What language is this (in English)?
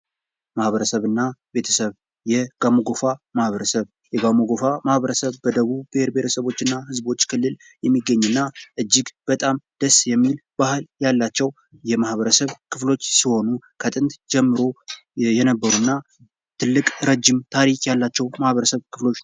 Amharic